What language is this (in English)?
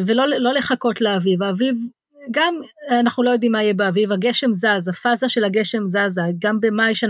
Hebrew